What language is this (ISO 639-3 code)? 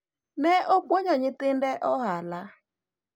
luo